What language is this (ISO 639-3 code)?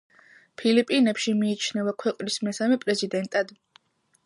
kat